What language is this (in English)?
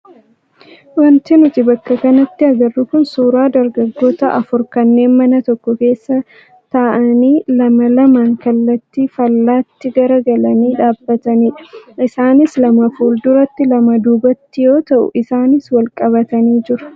Oromo